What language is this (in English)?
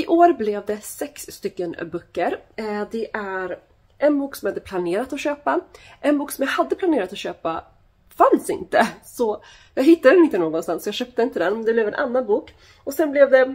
Swedish